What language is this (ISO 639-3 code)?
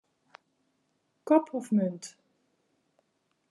fry